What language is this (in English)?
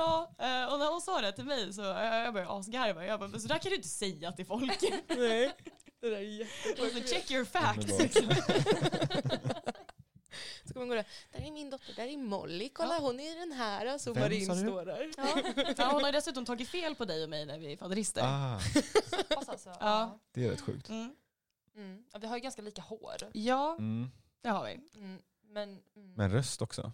Swedish